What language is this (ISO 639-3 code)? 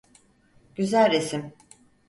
tur